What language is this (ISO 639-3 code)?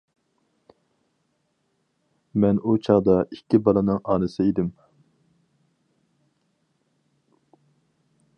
uig